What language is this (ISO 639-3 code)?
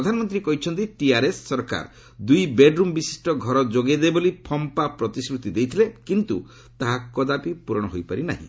ori